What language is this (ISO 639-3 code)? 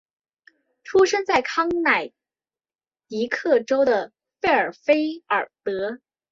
zho